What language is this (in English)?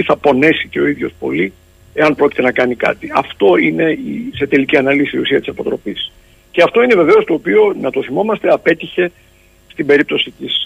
Greek